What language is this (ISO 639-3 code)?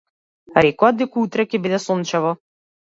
mkd